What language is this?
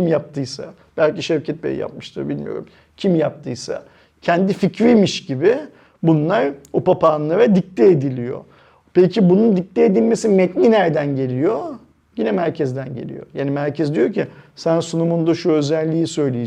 Turkish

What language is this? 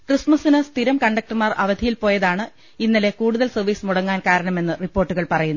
Malayalam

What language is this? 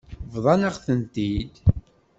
Kabyle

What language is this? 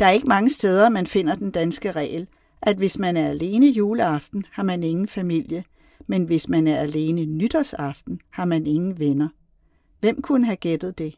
Danish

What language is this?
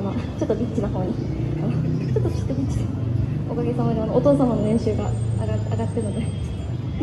Japanese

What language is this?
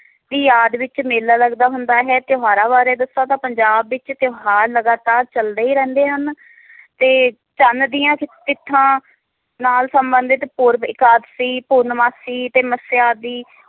Punjabi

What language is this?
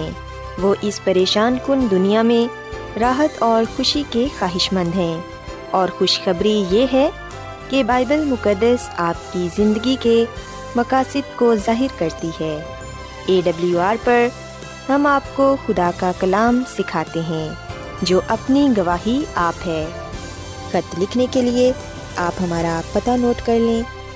Urdu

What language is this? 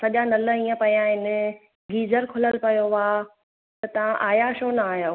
Sindhi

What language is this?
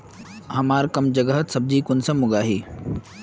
Magahi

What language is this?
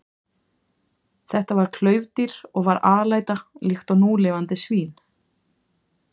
Icelandic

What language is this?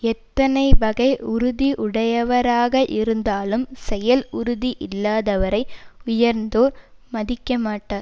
Tamil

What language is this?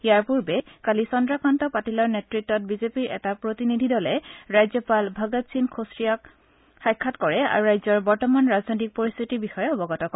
Assamese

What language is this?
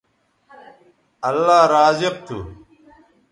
Bateri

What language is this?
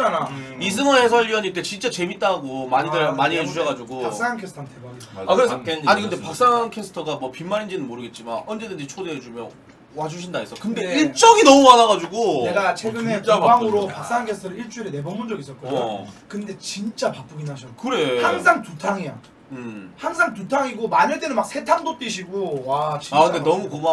Korean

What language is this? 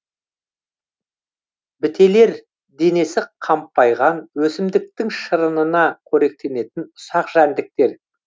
Kazakh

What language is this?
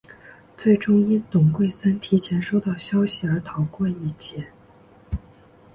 Chinese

